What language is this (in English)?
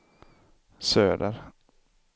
Swedish